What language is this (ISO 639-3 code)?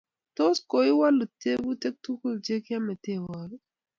kln